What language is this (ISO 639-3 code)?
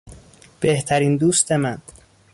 fas